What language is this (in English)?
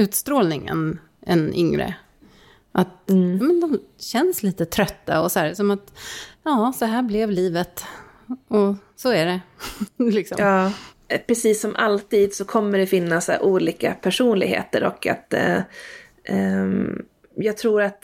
Swedish